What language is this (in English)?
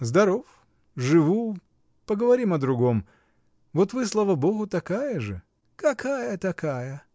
Russian